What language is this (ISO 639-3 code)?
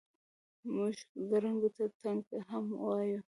pus